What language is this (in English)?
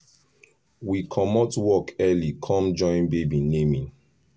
Nigerian Pidgin